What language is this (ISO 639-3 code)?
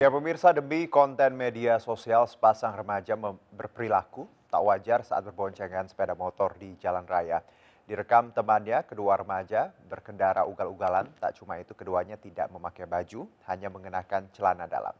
ind